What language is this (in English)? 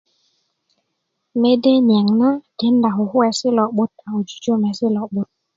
Kuku